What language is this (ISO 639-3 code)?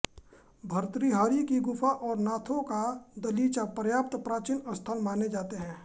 hin